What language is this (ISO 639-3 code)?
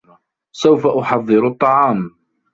ara